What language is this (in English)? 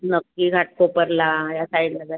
Marathi